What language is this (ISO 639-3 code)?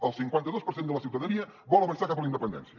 cat